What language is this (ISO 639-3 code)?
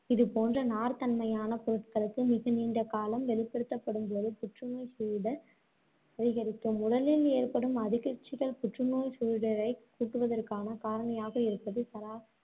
tam